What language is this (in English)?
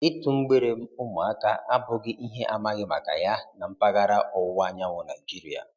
Igbo